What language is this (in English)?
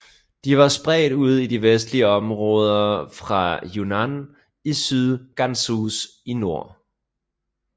Danish